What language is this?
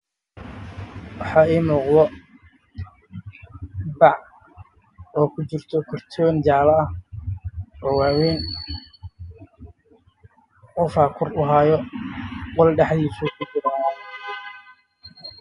Somali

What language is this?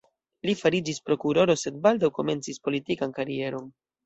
Esperanto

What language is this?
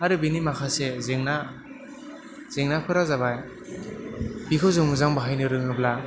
Bodo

